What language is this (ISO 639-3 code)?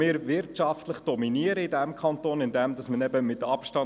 gsw